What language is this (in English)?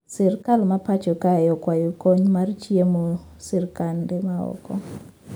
Luo (Kenya and Tanzania)